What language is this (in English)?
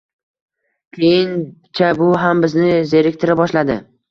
Uzbek